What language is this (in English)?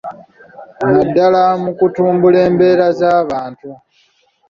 Ganda